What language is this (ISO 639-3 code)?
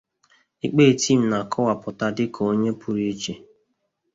ibo